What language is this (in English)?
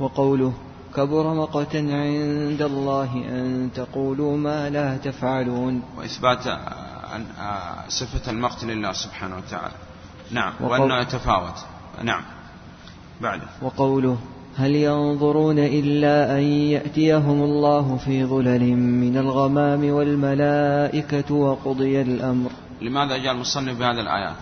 Arabic